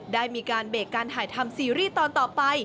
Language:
Thai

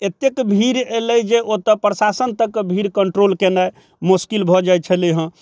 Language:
Maithili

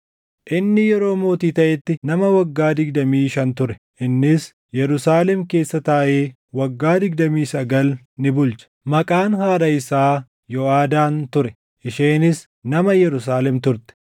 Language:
Oromo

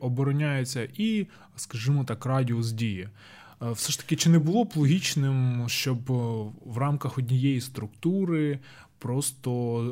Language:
Ukrainian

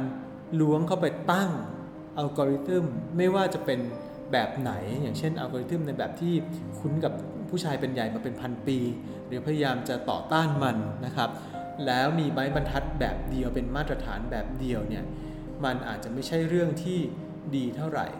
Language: Thai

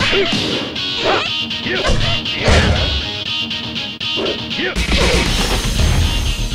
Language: English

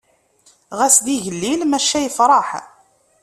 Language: Kabyle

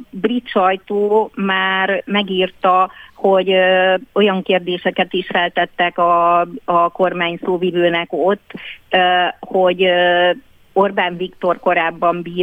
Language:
Hungarian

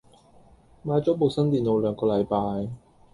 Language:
Cantonese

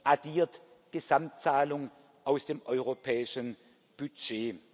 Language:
German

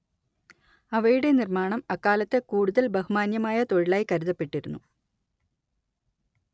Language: Malayalam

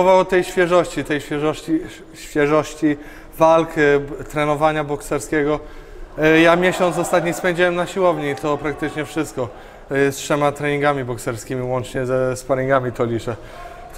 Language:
Polish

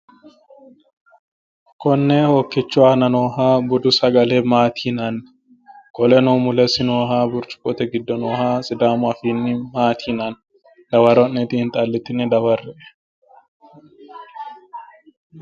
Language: Sidamo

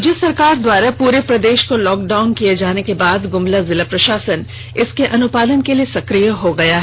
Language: Hindi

